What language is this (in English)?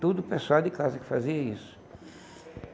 Portuguese